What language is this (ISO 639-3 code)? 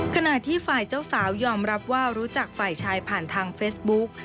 tha